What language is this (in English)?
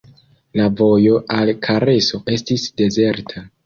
Esperanto